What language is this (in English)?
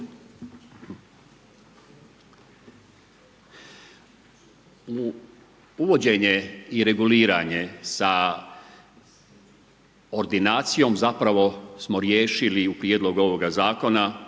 Croatian